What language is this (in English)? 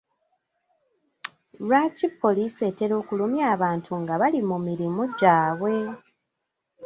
Ganda